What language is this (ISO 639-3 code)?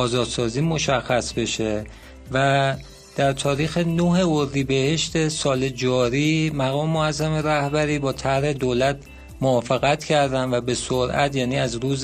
fas